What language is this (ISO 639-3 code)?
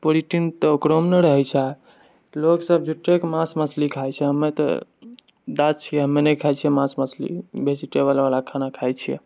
mai